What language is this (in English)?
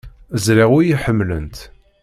Kabyle